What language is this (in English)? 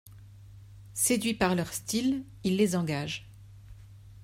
French